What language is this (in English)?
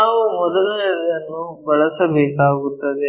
Kannada